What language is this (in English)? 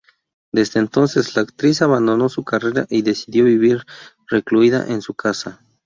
Spanish